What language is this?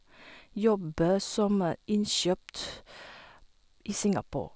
Norwegian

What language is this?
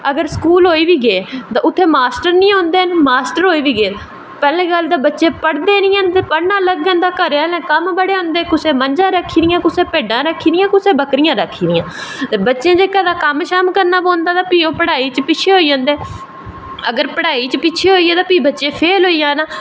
Dogri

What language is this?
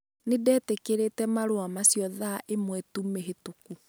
Kikuyu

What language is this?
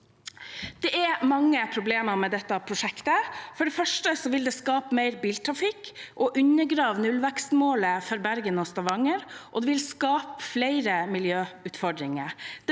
Norwegian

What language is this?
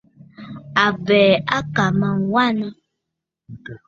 Bafut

